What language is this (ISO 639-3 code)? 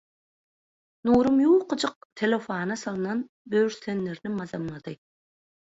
tuk